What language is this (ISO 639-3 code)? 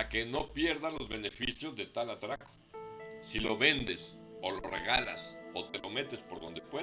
spa